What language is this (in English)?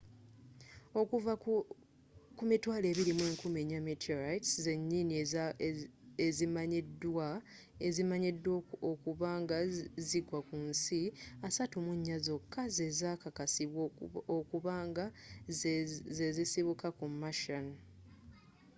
Ganda